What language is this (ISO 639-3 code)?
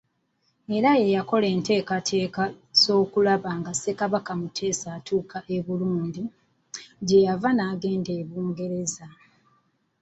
lug